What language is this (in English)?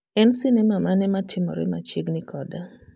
Luo (Kenya and Tanzania)